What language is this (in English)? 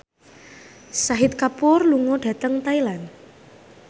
Javanese